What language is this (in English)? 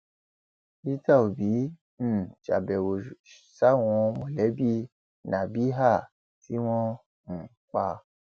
Yoruba